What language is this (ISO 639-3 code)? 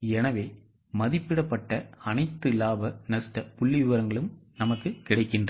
tam